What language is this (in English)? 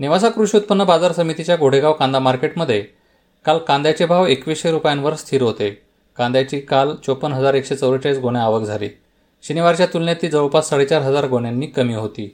Marathi